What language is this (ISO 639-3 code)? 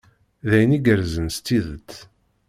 kab